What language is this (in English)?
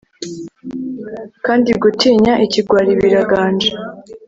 Kinyarwanda